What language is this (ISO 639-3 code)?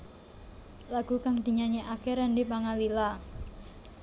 jav